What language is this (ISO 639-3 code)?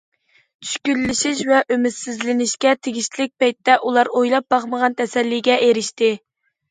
uig